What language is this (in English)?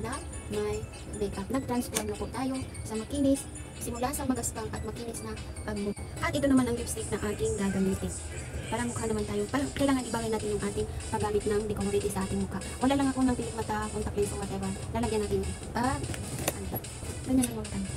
Filipino